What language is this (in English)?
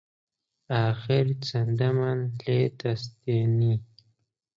Central Kurdish